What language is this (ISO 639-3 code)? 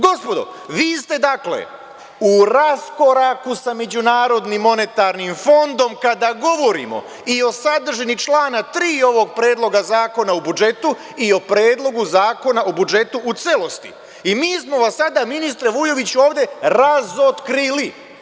srp